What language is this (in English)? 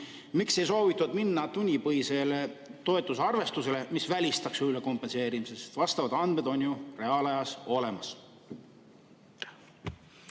Estonian